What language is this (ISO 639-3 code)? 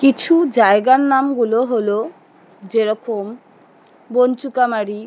ben